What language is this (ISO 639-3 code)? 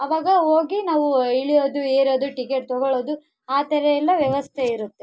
kan